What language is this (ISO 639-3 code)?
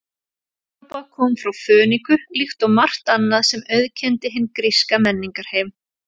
isl